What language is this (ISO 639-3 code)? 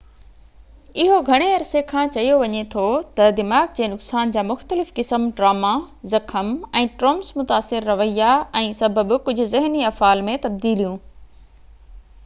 snd